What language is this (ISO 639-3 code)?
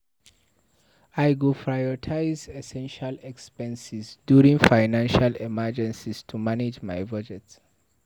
pcm